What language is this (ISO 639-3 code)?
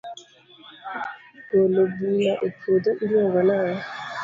luo